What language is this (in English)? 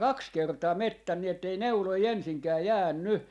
Finnish